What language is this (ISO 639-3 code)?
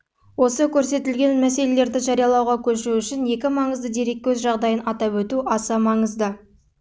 kaz